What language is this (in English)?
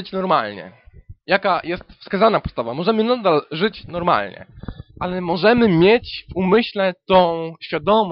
Polish